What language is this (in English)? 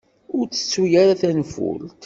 Kabyle